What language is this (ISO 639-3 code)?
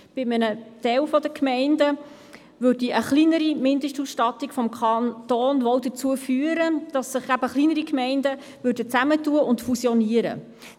gsw